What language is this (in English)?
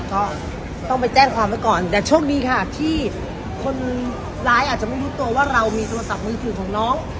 Thai